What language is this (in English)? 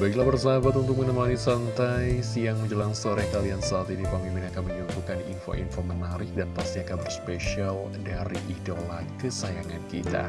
Indonesian